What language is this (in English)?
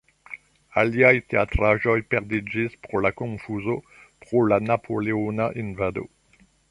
Esperanto